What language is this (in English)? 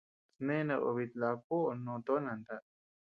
Tepeuxila Cuicatec